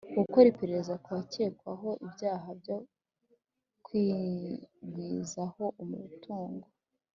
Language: Kinyarwanda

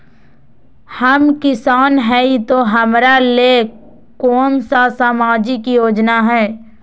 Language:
Magahi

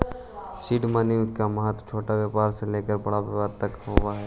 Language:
Magahi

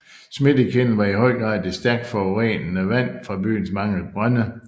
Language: Danish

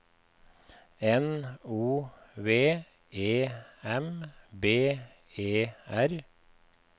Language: Norwegian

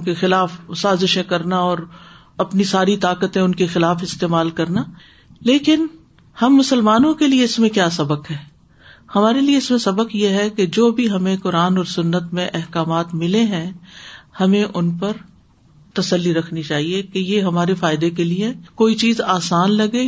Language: Urdu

